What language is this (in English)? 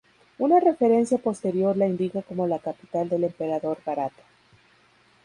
Spanish